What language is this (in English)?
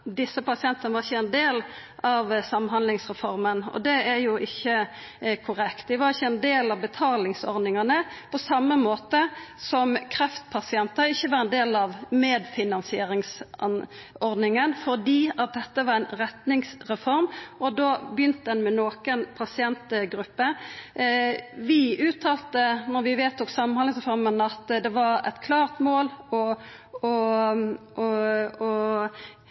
Norwegian Nynorsk